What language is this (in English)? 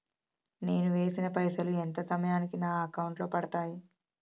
Telugu